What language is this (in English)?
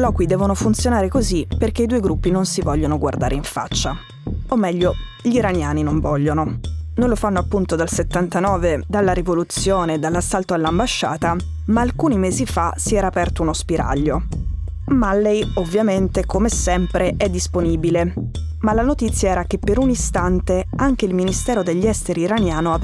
Italian